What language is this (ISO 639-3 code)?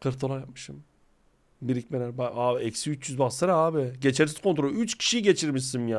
tur